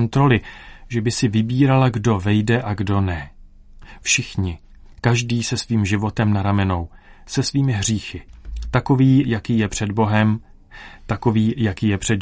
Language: Czech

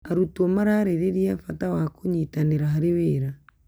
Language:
Kikuyu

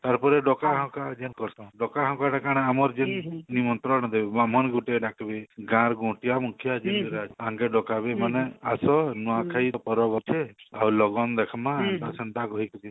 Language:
Odia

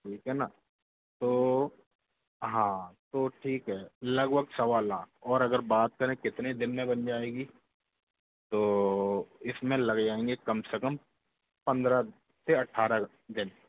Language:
Hindi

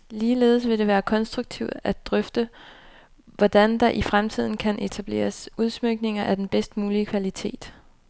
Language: Danish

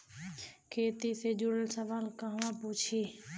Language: Bhojpuri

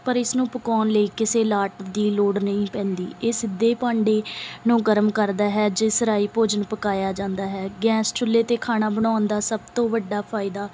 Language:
Punjabi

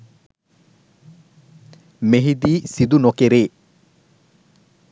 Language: Sinhala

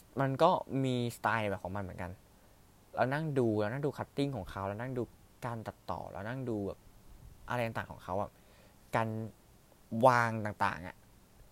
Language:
Thai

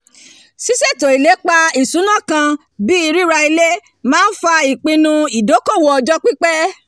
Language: Yoruba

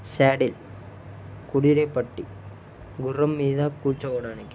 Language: Telugu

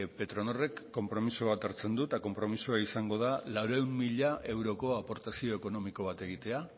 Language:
Basque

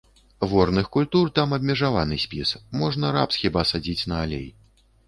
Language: Belarusian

